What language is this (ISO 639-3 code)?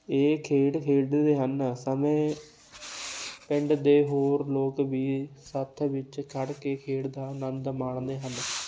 pan